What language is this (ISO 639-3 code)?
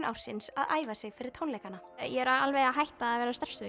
isl